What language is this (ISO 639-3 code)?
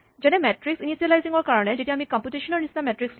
asm